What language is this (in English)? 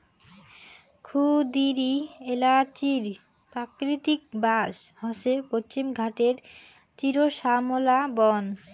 Bangla